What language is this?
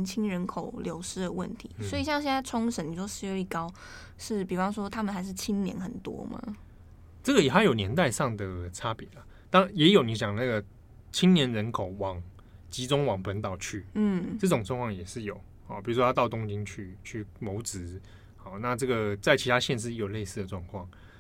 Chinese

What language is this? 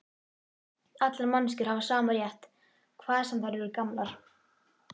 Icelandic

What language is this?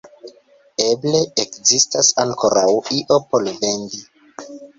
Esperanto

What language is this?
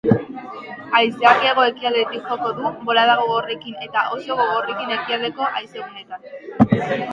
Basque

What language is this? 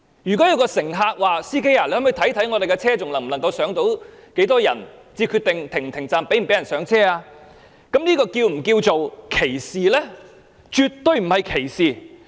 Cantonese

